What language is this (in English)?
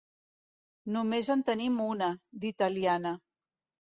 Catalan